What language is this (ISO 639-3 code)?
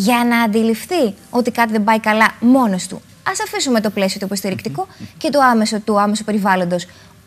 ell